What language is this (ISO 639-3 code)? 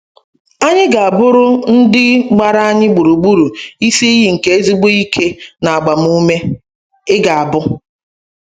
ibo